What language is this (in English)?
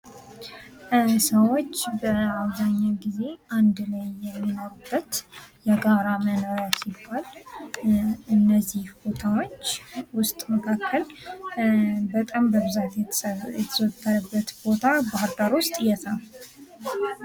Amharic